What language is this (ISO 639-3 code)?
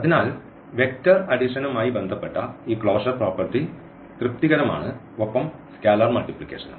mal